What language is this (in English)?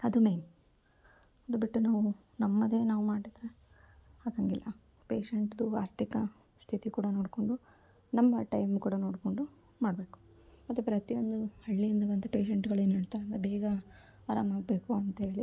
Kannada